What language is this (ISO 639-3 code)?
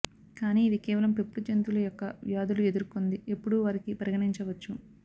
tel